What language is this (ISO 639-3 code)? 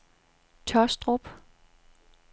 dan